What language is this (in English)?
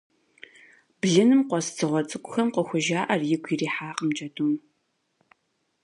Kabardian